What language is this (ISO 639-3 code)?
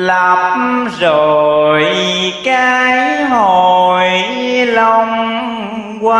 vie